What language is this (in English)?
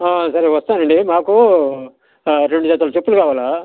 Telugu